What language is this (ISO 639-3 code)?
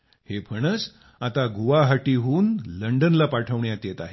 mar